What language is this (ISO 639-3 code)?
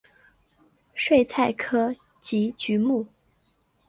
zho